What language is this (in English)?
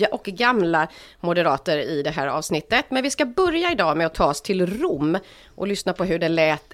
Swedish